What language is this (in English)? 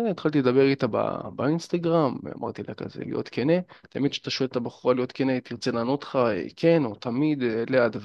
Hebrew